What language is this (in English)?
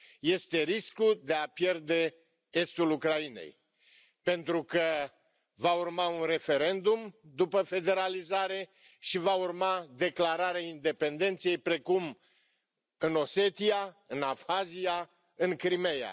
Romanian